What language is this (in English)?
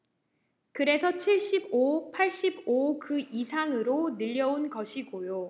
Korean